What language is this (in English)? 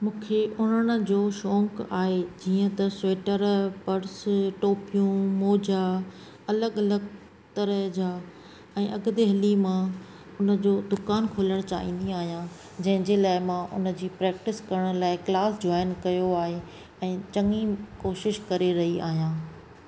Sindhi